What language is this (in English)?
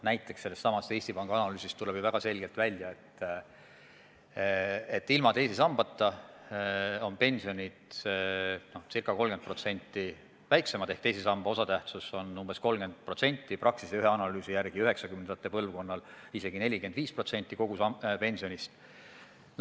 Estonian